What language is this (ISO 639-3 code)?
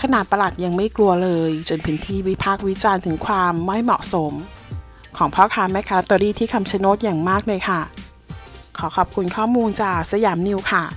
tha